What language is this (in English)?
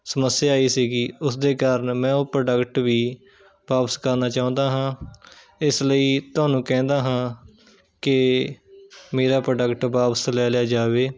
Punjabi